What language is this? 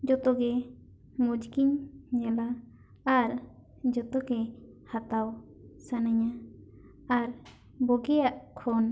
Santali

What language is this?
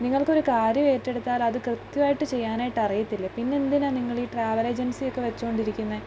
Malayalam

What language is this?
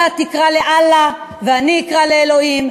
Hebrew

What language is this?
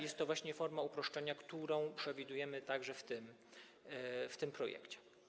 Polish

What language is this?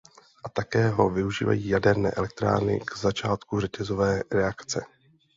Czech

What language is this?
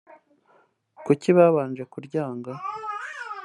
Kinyarwanda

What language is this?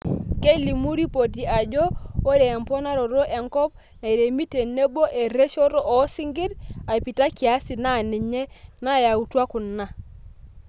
Masai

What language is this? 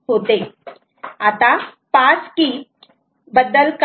Marathi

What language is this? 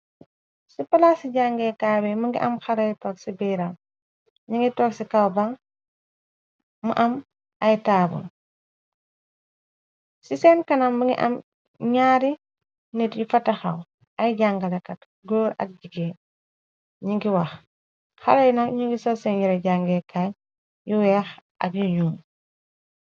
Wolof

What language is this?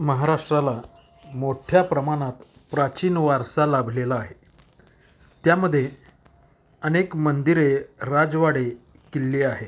Marathi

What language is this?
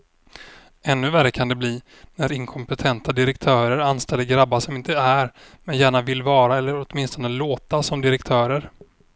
Swedish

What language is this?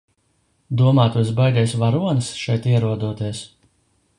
Latvian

